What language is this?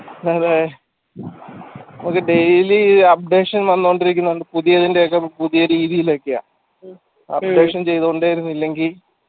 Malayalam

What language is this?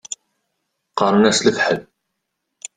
Kabyle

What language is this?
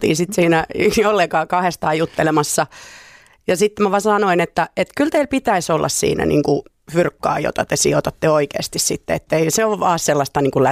Finnish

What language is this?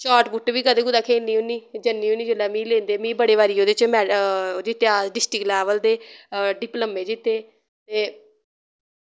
Dogri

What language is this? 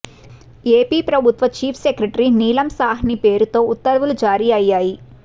Telugu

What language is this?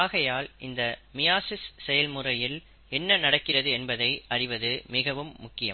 Tamil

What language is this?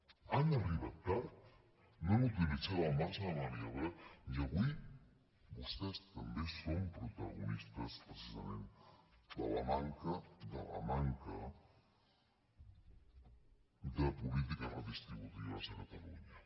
Catalan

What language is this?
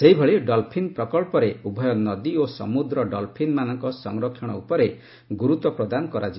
Odia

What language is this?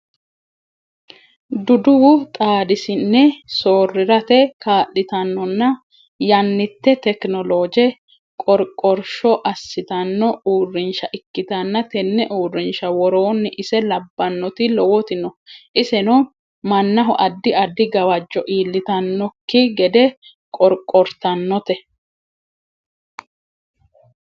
Sidamo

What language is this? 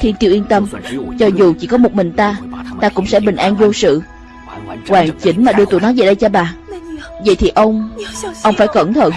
Vietnamese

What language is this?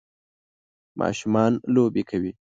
Pashto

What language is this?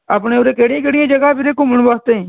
Punjabi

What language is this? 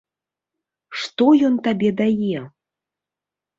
Belarusian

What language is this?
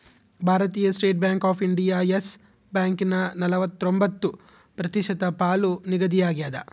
Kannada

